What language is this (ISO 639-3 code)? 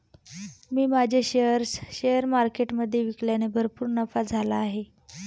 mar